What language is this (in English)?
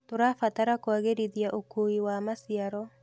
Kikuyu